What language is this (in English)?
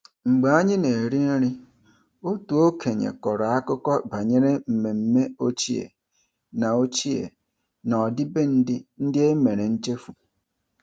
Igbo